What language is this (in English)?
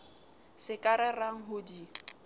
Southern Sotho